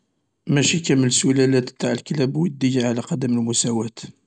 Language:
Algerian Arabic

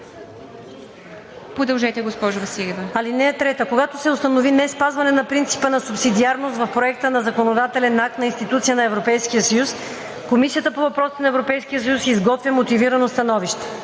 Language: Bulgarian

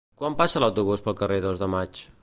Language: Catalan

